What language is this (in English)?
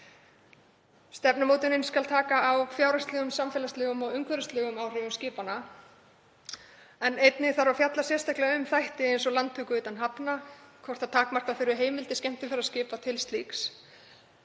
Icelandic